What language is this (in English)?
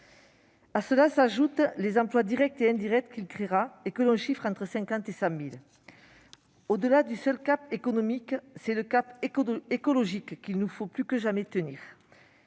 French